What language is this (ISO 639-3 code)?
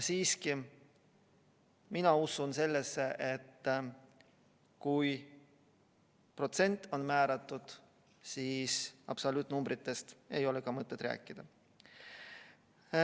est